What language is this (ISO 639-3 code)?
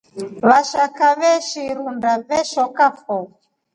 rof